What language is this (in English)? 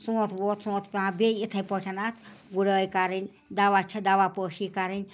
Kashmiri